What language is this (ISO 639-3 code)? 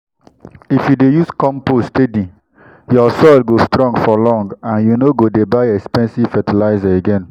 pcm